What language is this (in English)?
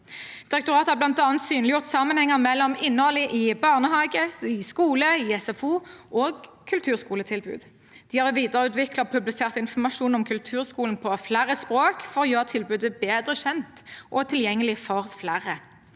Norwegian